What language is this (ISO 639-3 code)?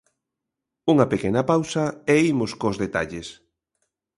glg